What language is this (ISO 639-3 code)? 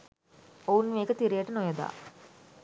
sin